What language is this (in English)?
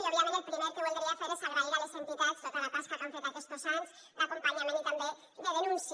Catalan